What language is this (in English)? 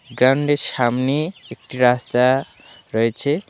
Bangla